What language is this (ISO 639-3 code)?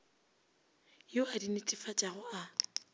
nso